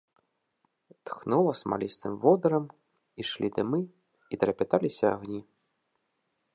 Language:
Belarusian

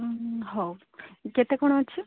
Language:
Odia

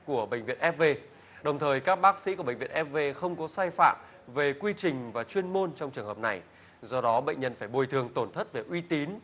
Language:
Vietnamese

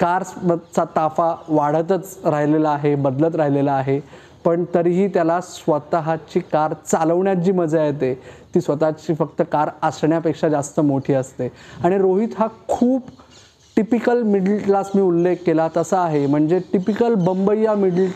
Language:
Marathi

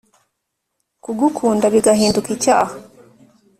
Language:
Kinyarwanda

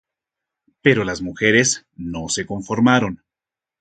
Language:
Spanish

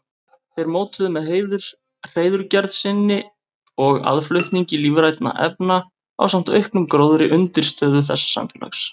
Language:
Icelandic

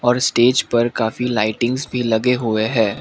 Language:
Hindi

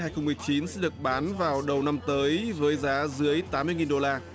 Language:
Vietnamese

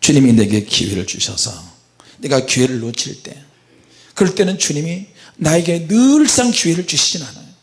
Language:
Korean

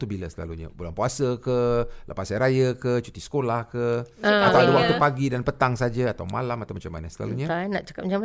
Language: Malay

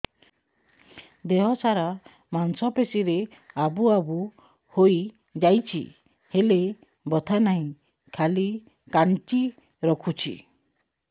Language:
Odia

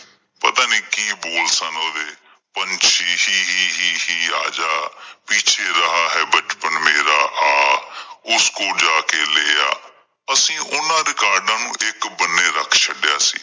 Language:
Punjabi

